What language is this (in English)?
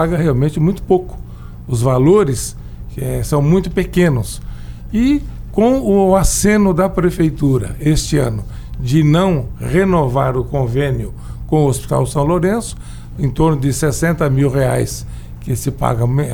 Portuguese